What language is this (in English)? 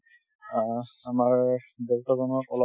Assamese